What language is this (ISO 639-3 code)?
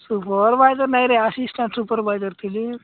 ori